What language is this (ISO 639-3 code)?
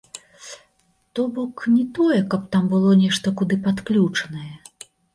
bel